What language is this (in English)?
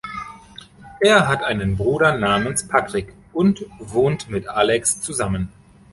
German